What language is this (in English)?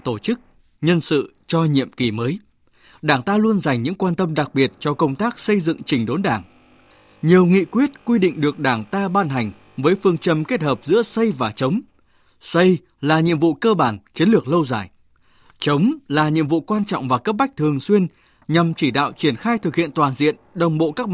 Vietnamese